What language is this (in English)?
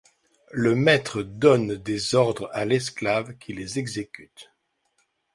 French